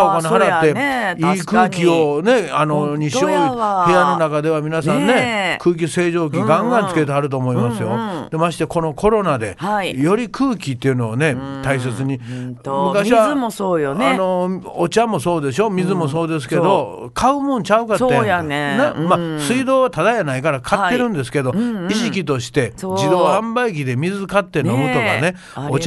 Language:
Japanese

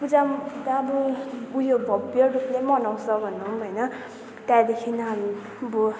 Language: Nepali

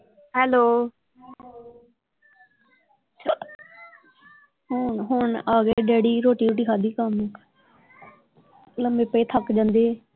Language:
Punjabi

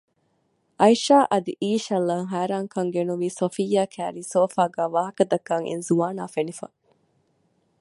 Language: Divehi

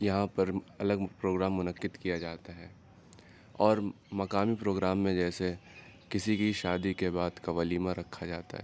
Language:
Urdu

